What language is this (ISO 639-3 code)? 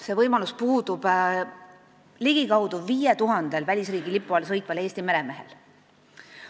est